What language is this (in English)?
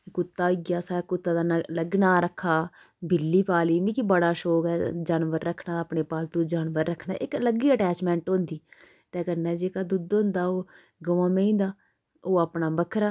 Dogri